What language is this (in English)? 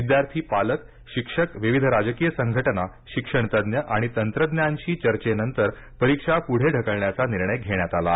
Marathi